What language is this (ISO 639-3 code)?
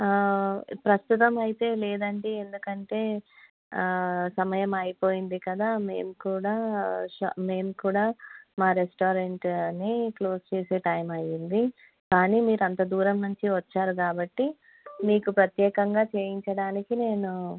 tel